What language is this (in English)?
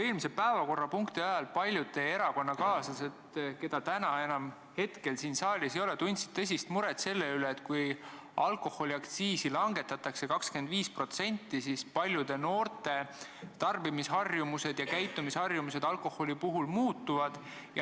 Estonian